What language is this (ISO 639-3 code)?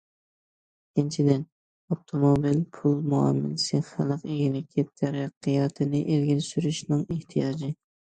uig